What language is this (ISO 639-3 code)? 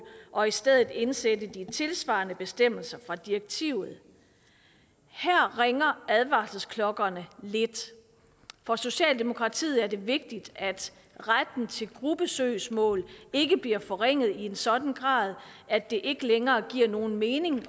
dan